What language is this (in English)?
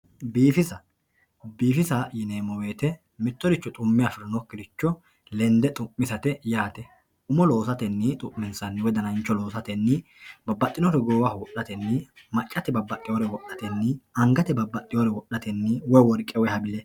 Sidamo